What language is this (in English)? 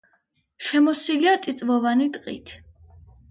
Georgian